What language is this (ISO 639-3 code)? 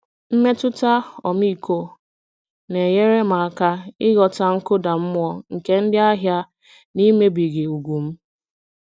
ibo